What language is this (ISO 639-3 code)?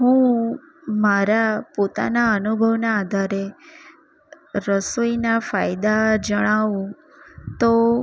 guj